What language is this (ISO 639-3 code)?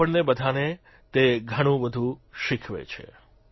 guj